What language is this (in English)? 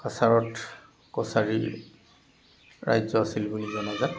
Assamese